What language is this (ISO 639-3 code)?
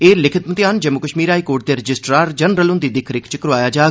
doi